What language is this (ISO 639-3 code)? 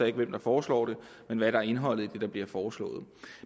dan